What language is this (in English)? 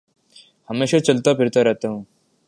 Urdu